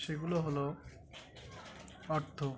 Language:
Bangla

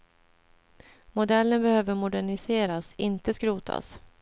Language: Swedish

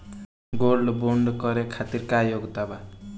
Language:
Bhojpuri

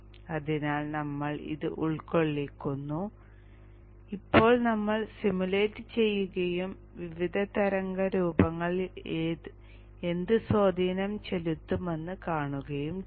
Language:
Malayalam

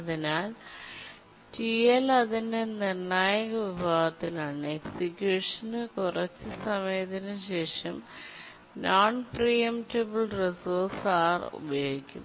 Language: Malayalam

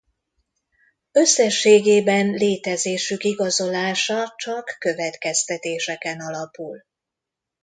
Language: Hungarian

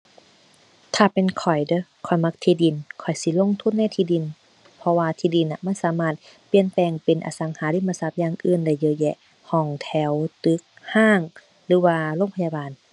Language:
Thai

